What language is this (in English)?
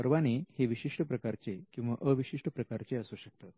Marathi